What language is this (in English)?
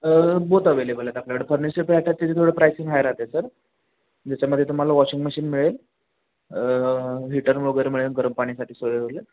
Marathi